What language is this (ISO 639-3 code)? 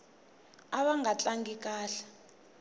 tso